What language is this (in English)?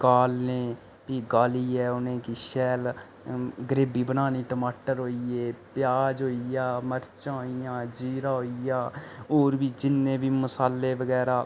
Dogri